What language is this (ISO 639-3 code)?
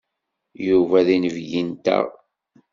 kab